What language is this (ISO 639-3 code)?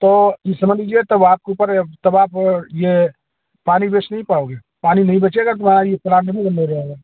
hin